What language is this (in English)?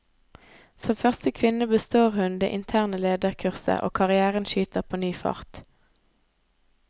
Norwegian